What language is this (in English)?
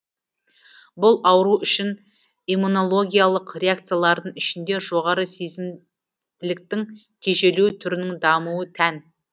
Kazakh